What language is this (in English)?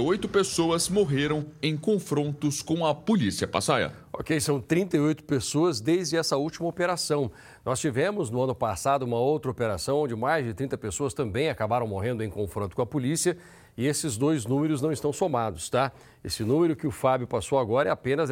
Portuguese